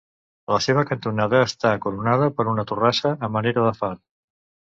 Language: Catalan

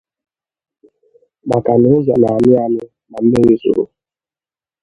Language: Igbo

